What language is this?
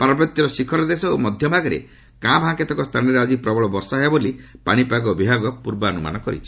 Odia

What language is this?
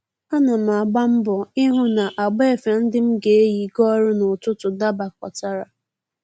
Igbo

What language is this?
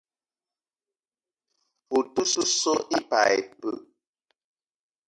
Eton (Cameroon)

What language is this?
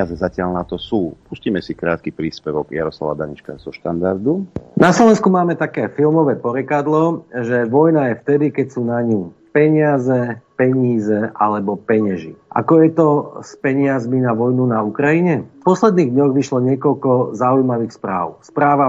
Slovak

